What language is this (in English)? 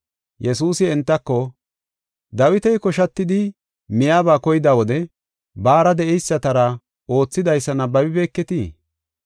Gofa